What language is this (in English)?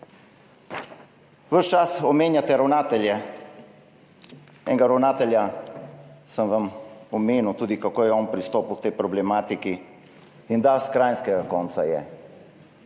Slovenian